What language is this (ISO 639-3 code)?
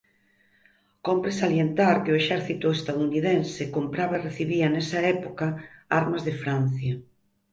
glg